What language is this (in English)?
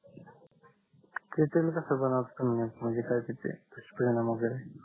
Marathi